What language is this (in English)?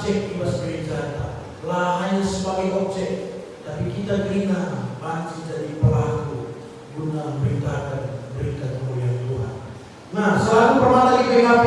Indonesian